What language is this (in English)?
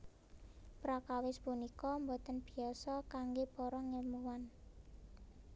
Javanese